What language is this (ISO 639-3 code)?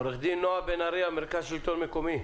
heb